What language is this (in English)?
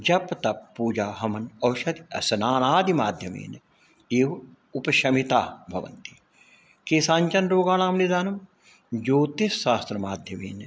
Sanskrit